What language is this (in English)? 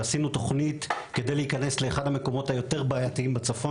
Hebrew